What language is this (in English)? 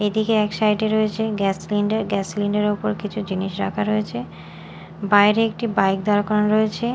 Bangla